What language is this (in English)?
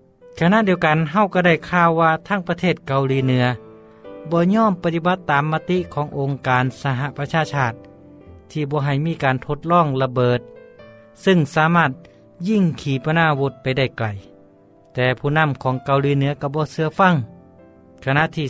Thai